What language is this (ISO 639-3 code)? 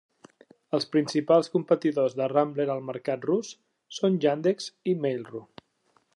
cat